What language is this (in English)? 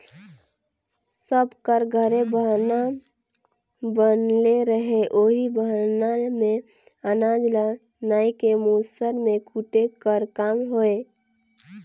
Chhattisgarhi